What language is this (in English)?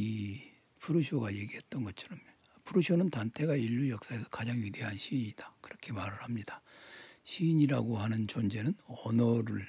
Korean